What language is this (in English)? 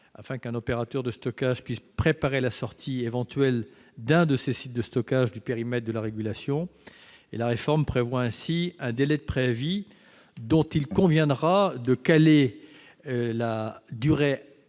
French